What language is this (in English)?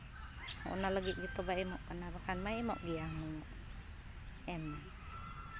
Santali